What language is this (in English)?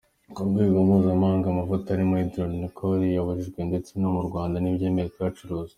Kinyarwanda